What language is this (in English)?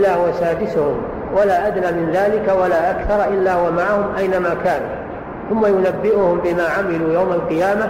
Arabic